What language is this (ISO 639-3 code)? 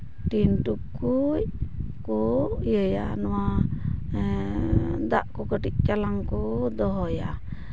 sat